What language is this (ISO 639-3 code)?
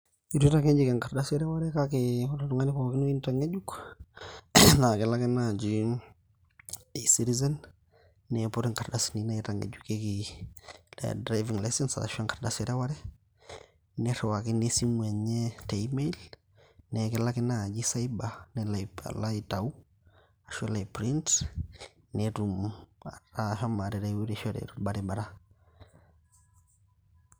mas